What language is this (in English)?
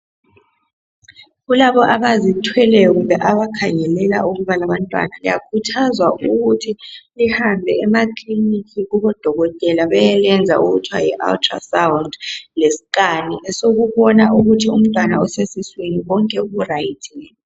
North Ndebele